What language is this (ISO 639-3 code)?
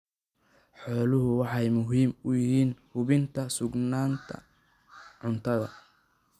som